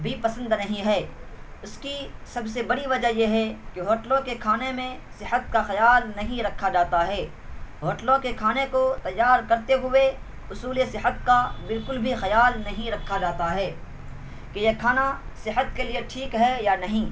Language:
Urdu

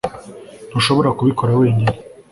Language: Kinyarwanda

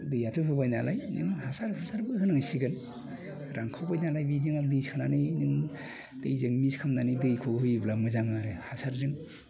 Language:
Bodo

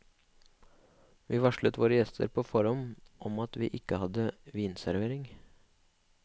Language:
Norwegian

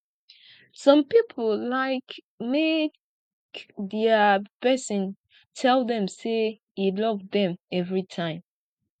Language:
Nigerian Pidgin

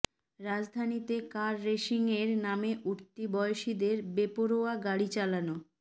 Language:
Bangla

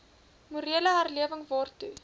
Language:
Afrikaans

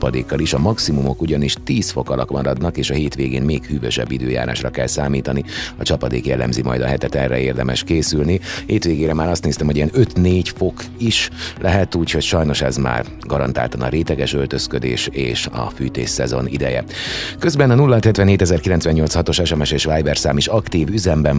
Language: Hungarian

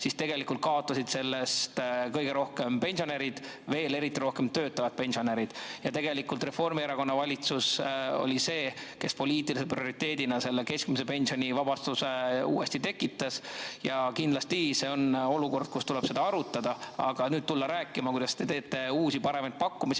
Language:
Estonian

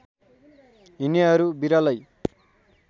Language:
Nepali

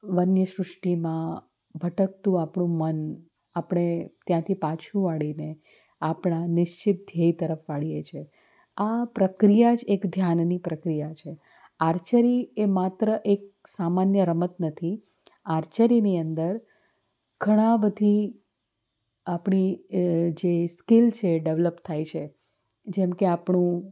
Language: Gujarati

